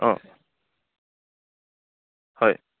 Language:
Assamese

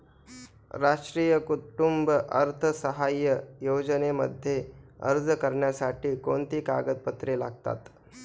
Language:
Marathi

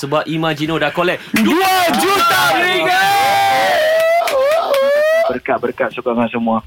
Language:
Malay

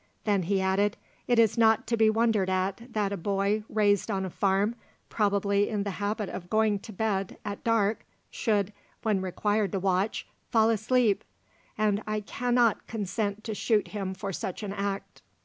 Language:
English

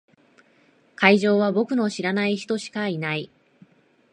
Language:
Japanese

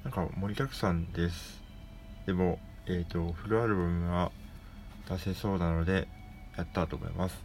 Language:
Japanese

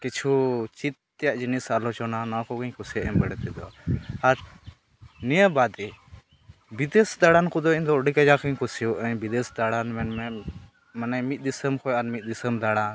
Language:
Santali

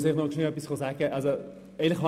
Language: Swiss German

